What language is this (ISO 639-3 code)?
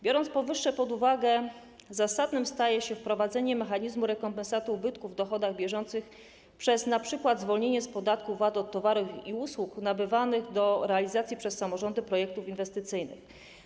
pol